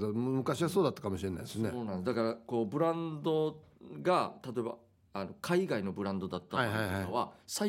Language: Japanese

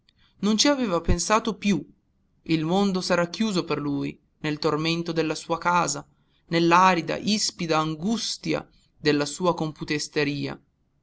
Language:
Italian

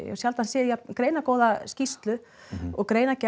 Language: Icelandic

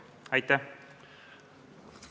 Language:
Estonian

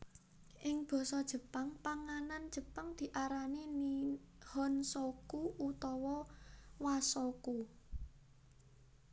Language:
Javanese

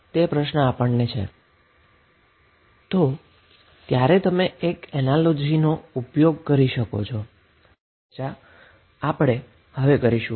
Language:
Gujarati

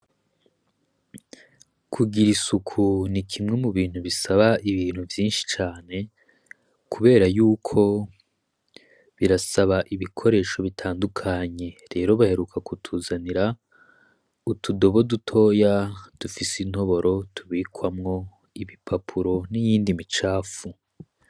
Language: Rundi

